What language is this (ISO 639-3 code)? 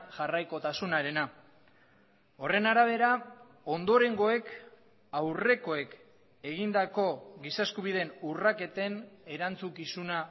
eus